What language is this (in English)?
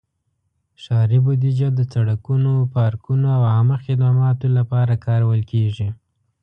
Pashto